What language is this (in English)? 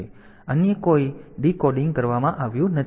Gujarati